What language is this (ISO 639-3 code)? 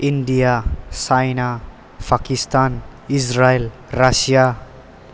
brx